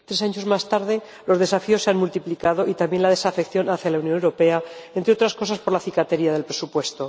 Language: Spanish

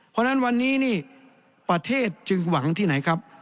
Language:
Thai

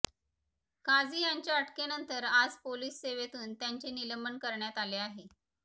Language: Marathi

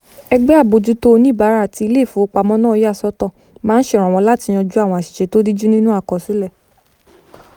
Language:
Yoruba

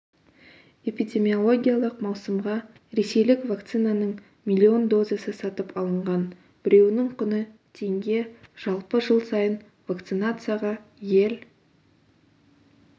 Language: Kazakh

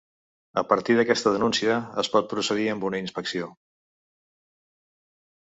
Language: Catalan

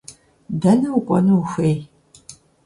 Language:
Kabardian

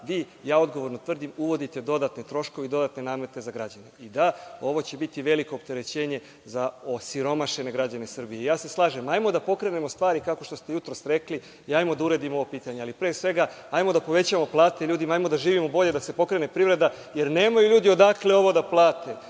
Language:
Serbian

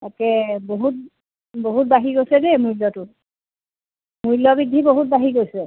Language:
Assamese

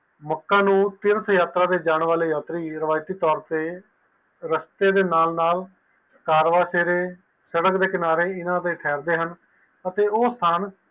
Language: Punjabi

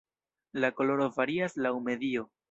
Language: Esperanto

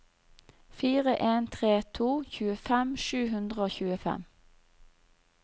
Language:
Norwegian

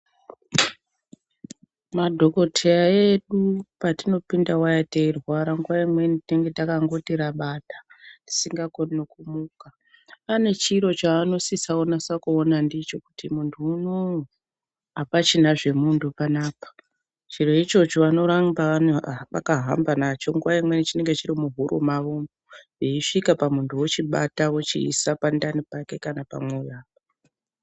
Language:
Ndau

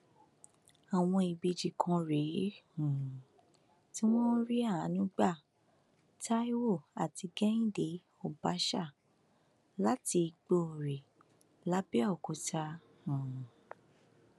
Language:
Yoruba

